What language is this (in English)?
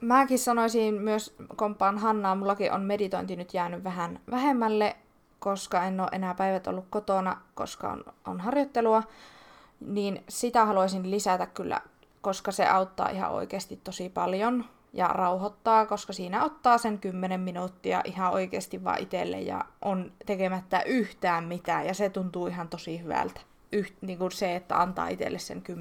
Finnish